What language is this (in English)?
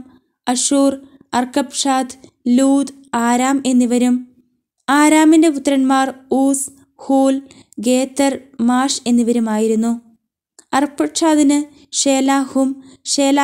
Turkish